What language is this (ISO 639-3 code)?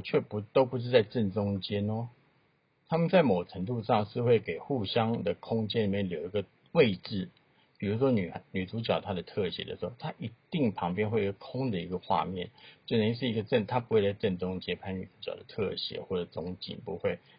zho